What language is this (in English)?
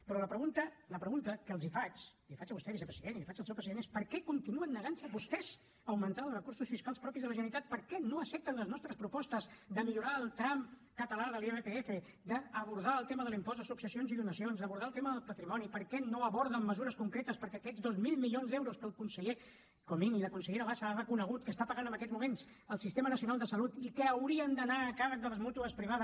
Catalan